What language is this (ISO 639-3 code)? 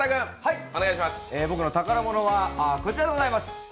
jpn